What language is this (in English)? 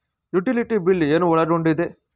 Kannada